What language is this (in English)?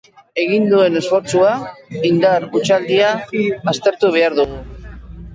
Basque